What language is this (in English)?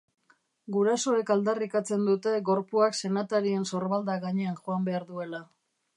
Basque